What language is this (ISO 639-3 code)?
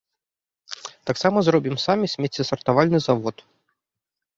bel